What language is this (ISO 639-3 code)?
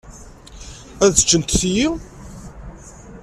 kab